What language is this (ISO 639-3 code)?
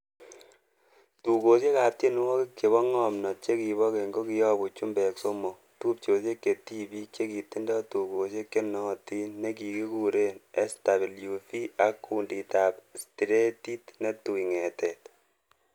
kln